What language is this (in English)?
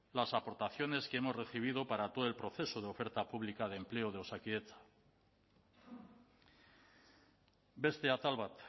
Spanish